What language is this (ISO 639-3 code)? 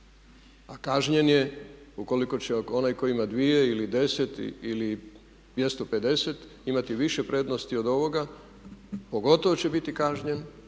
hrv